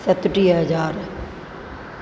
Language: Sindhi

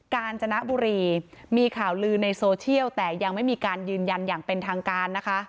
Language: Thai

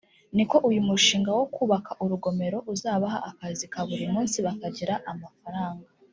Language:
Kinyarwanda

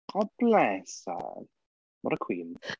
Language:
English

